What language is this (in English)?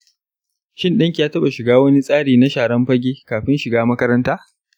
Hausa